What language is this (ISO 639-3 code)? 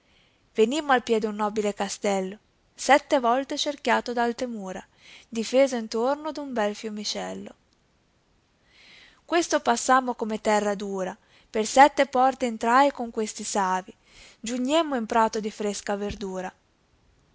ita